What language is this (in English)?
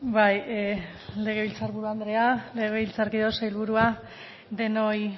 Basque